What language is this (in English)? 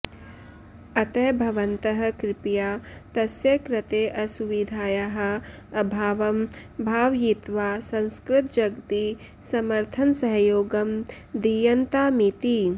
Sanskrit